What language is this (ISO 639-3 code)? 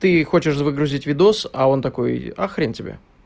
rus